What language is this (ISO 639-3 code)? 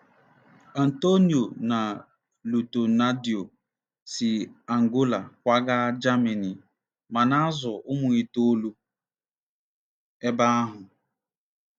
ibo